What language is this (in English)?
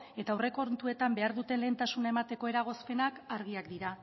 Basque